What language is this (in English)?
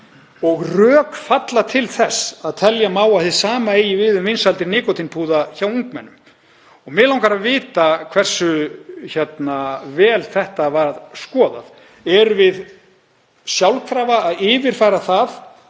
Icelandic